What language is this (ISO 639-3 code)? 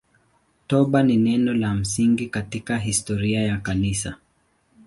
swa